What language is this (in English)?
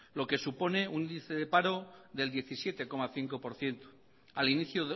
Spanish